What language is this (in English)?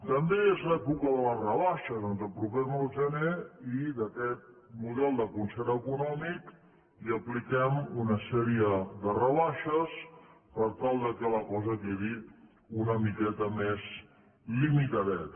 Catalan